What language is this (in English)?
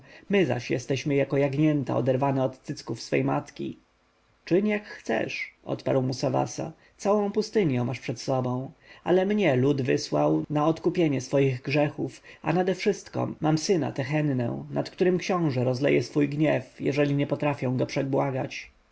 Polish